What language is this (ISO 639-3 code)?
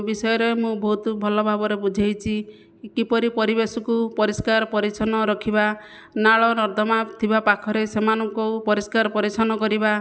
ori